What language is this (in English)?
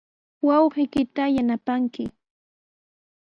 Sihuas Ancash Quechua